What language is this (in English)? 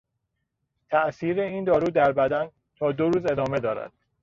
Persian